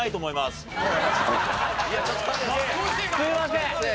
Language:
Japanese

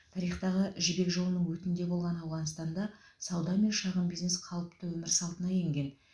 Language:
Kazakh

